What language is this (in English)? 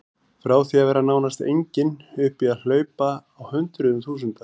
Icelandic